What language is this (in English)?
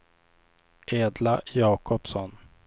Swedish